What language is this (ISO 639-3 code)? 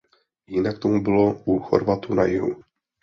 ces